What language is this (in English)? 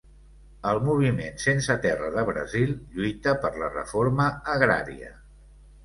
Catalan